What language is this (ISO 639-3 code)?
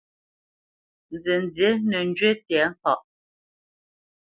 bce